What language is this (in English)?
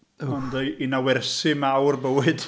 Welsh